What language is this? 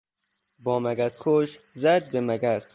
Persian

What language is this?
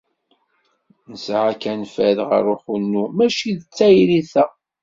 Kabyle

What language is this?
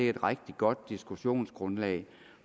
Danish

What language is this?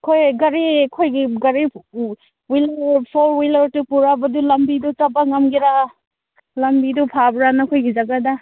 Manipuri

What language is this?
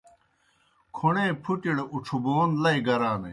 Kohistani Shina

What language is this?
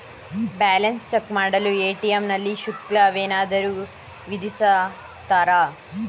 Kannada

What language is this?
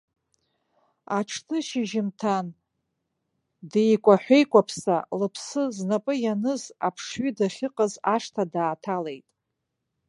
Abkhazian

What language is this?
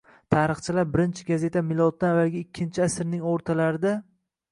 Uzbek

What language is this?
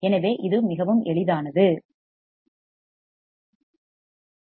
Tamil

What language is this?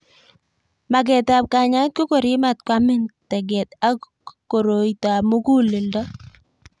Kalenjin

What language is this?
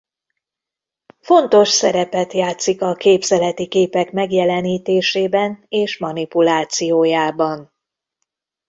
Hungarian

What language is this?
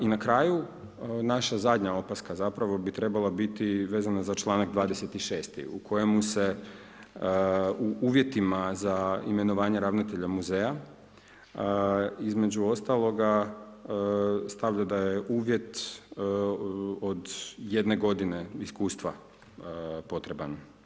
Croatian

